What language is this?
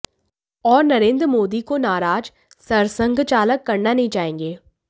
Hindi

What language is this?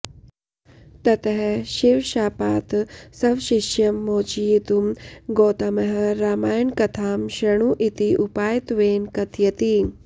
Sanskrit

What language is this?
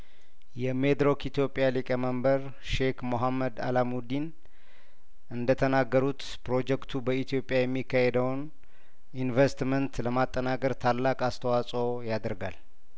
Amharic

